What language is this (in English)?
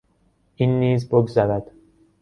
Persian